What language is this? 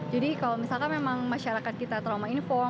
Indonesian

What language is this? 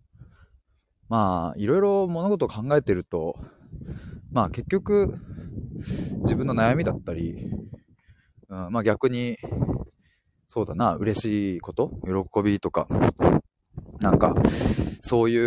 Japanese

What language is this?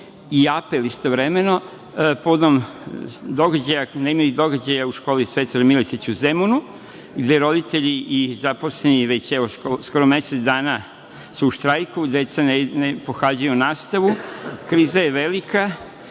Serbian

